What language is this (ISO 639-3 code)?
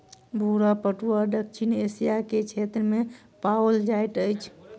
mai